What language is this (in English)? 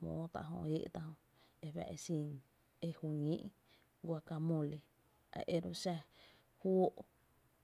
Tepinapa Chinantec